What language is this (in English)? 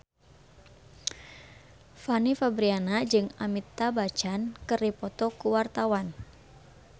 Sundanese